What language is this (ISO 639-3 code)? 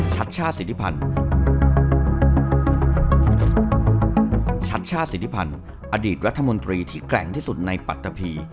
tha